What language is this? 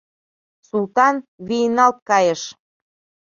Mari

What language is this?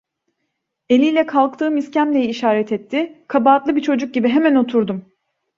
Turkish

